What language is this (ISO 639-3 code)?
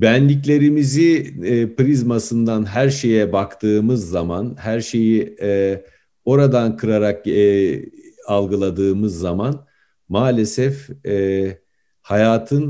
tur